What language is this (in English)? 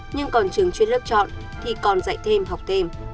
Vietnamese